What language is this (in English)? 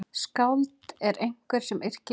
Icelandic